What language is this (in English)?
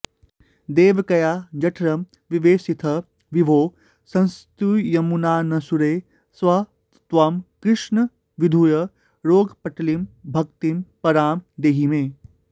Sanskrit